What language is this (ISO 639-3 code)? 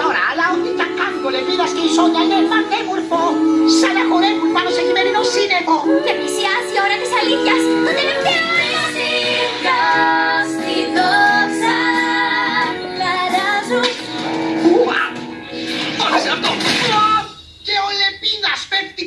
ell